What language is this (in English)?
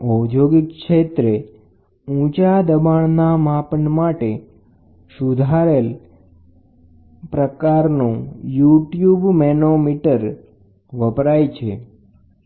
Gujarati